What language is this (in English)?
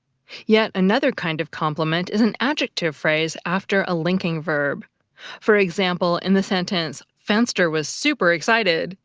English